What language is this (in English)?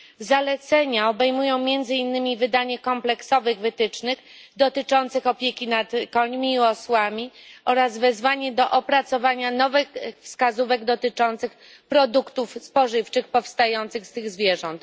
Polish